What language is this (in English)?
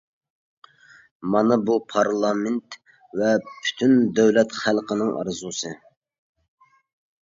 Uyghur